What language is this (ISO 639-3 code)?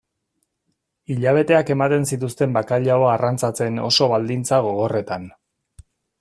eus